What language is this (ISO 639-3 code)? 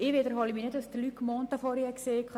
gsw